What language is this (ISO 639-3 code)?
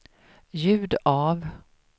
swe